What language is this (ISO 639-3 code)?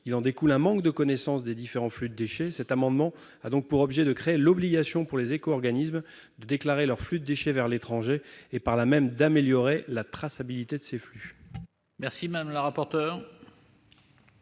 fra